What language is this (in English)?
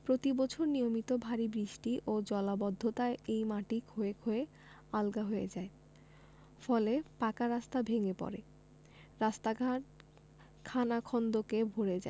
Bangla